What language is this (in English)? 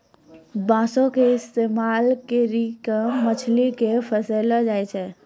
Maithili